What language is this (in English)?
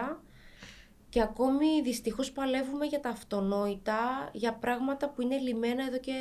Greek